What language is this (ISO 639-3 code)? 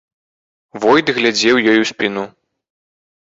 bel